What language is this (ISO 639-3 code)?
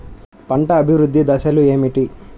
tel